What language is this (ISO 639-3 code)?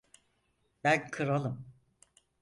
tur